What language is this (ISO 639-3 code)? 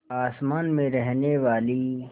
hin